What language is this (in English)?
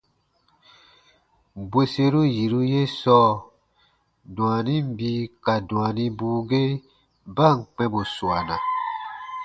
Baatonum